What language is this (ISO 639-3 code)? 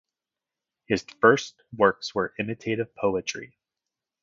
eng